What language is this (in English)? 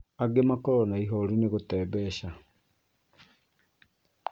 Kikuyu